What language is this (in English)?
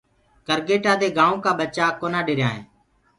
Gurgula